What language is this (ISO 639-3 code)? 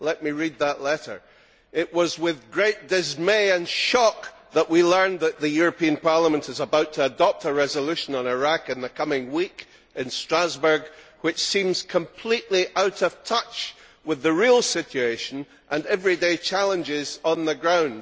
eng